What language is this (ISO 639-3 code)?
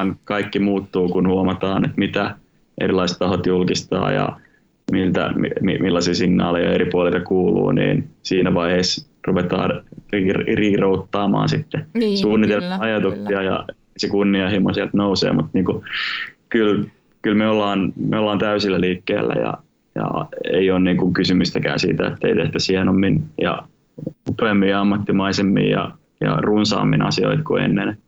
fin